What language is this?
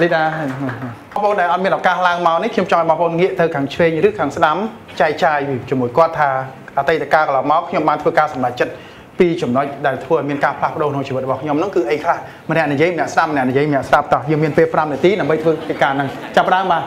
Thai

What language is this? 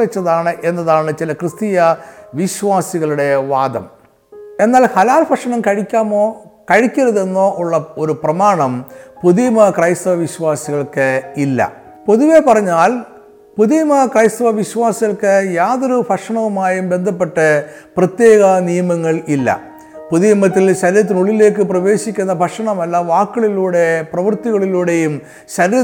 Malayalam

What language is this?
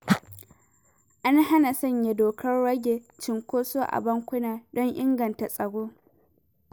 Hausa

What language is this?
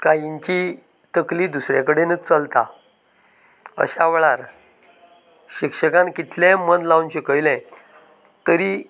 Konkani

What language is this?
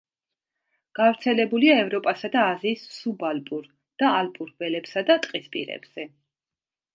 Georgian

